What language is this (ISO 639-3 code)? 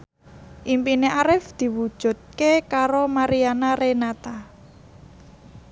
jav